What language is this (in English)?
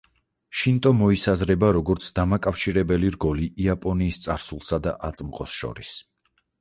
Georgian